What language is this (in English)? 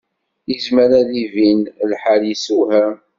Kabyle